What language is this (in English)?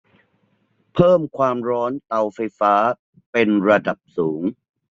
Thai